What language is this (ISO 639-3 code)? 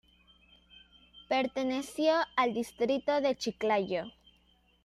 spa